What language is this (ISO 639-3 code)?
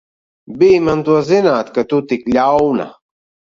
lav